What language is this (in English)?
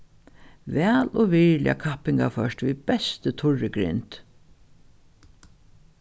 Faroese